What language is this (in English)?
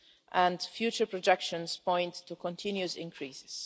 English